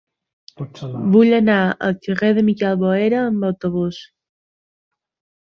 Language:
Catalan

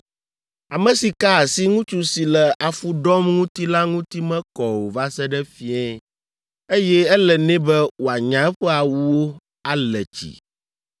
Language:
Ewe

